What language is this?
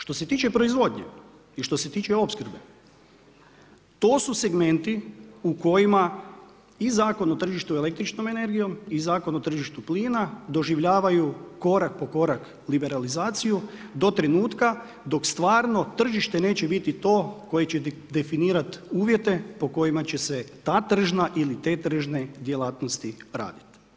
Croatian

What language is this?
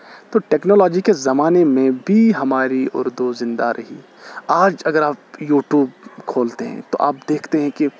Urdu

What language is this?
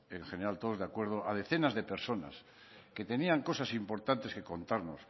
Spanish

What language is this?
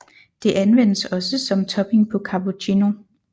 Danish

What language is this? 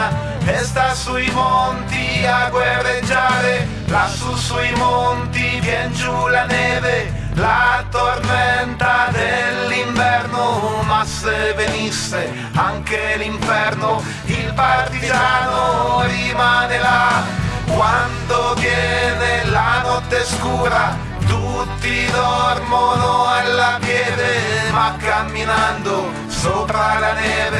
Italian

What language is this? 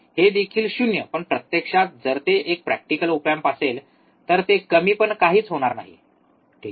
Marathi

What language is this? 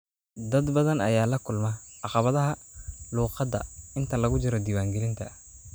Somali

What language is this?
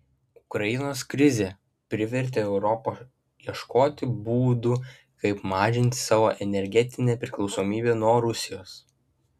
Lithuanian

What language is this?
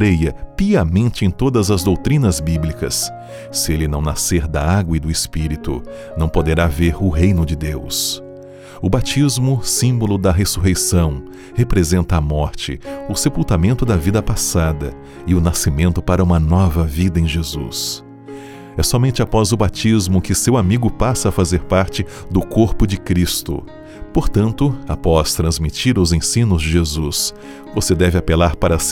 Portuguese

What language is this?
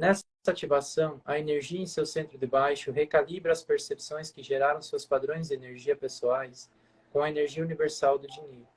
Portuguese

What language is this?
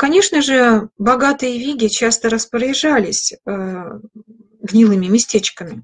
Russian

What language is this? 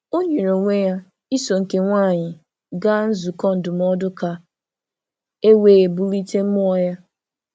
Igbo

